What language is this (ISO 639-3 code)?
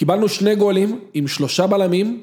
heb